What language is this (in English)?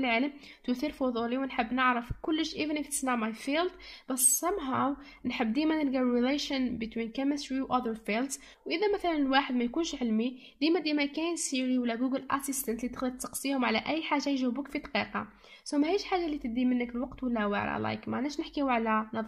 Arabic